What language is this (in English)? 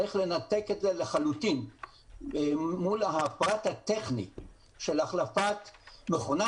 Hebrew